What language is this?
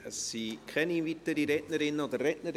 Swiss German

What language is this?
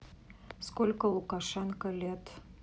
Russian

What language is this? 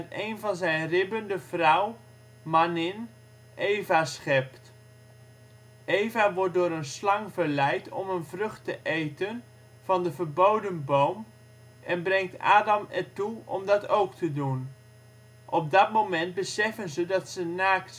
Dutch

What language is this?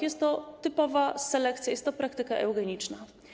Polish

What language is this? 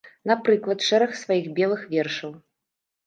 Belarusian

